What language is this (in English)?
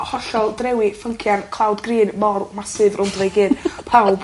Welsh